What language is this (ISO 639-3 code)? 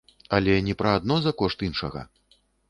bel